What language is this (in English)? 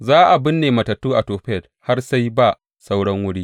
Hausa